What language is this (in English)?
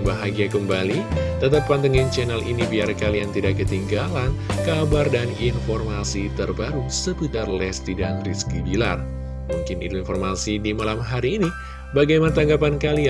Indonesian